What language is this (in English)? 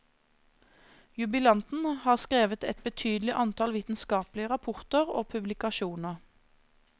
Norwegian